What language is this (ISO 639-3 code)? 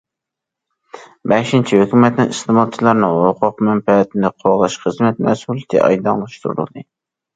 uig